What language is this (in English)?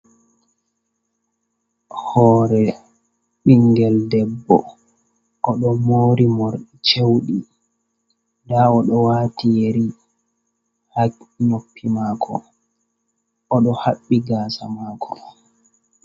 Fula